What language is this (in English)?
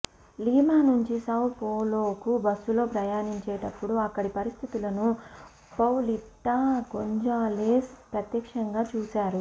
Telugu